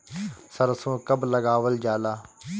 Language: Bhojpuri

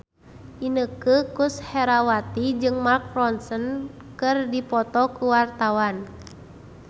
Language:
Sundanese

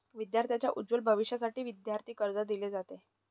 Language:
Marathi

